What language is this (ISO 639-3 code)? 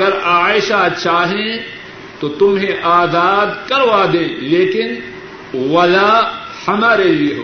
urd